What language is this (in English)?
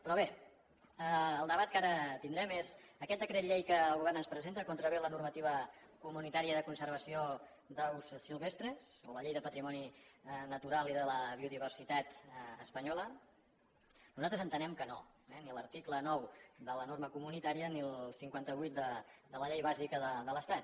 Catalan